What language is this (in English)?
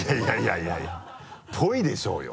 Japanese